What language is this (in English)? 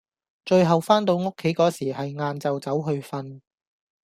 Cantonese